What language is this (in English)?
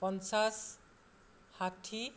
Assamese